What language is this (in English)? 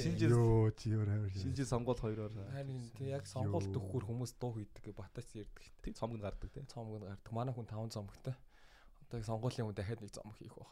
Korean